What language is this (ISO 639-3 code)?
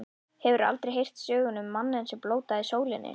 isl